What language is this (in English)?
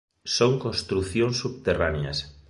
Galician